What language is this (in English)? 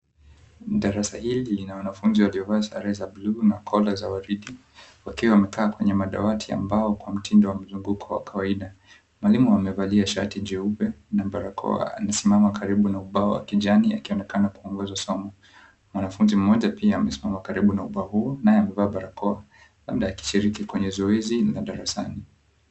Swahili